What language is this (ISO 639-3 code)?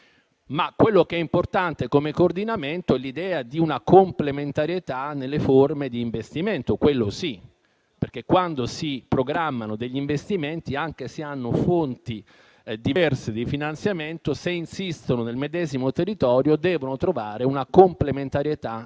ita